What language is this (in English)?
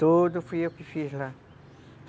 Portuguese